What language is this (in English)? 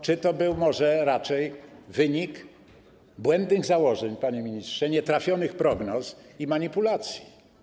Polish